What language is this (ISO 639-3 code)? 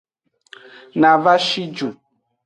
ajg